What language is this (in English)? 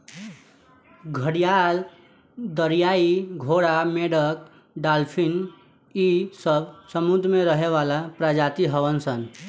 Bhojpuri